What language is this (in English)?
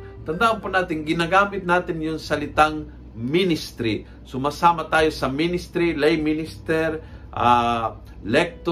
Filipino